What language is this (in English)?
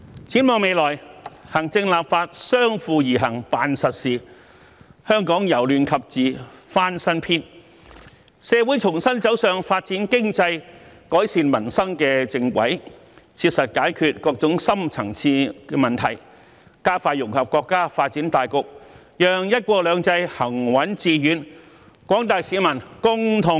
Cantonese